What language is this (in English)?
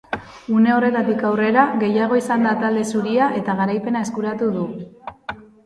Basque